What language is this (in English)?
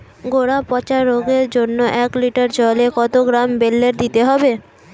Bangla